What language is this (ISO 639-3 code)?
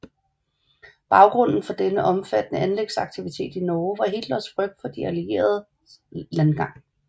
dan